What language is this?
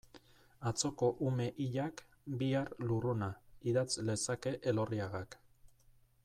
Basque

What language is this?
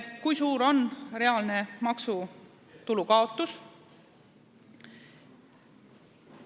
Estonian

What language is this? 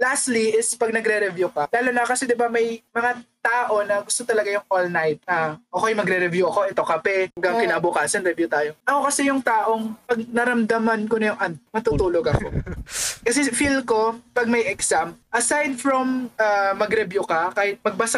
Filipino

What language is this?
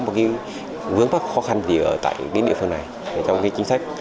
Vietnamese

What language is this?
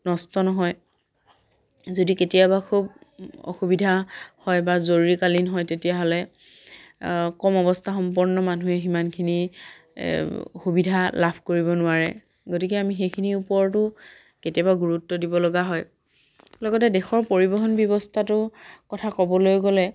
Assamese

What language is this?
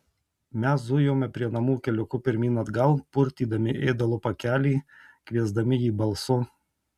Lithuanian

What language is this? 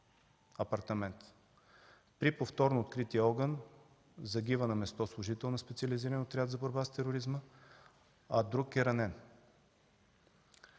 Bulgarian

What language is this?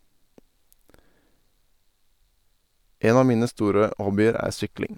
Norwegian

